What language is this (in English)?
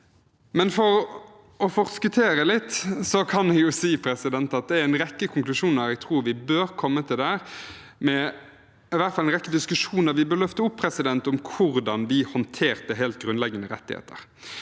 Norwegian